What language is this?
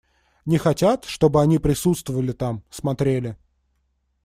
Russian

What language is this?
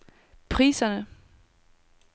Danish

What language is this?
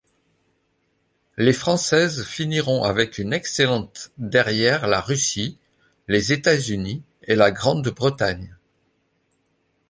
French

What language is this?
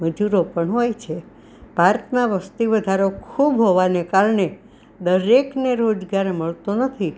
Gujarati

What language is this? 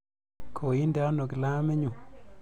Kalenjin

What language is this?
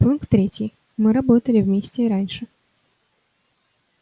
Russian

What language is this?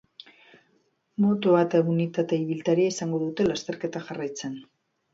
Basque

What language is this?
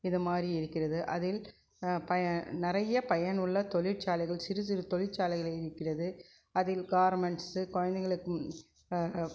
Tamil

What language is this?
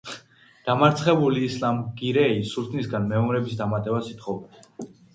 Georgian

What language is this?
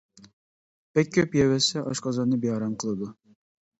Uyghur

